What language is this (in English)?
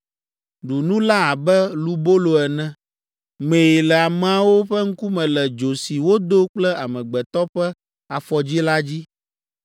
Ewe